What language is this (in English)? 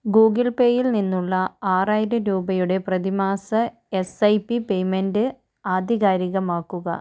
Malayalam